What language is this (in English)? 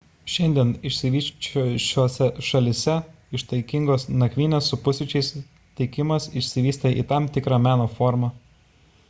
Lithuanian